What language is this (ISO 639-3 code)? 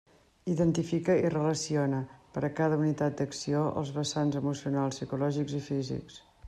cat